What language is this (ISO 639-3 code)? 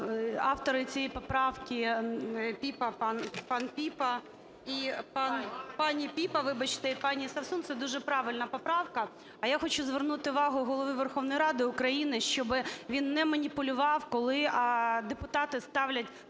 ukr